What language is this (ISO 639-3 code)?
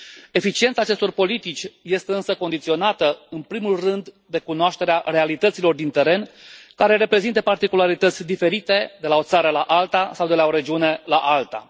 ron